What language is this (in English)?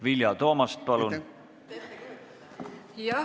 Estonian